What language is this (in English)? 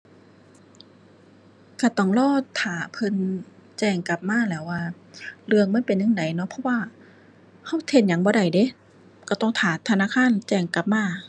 Thai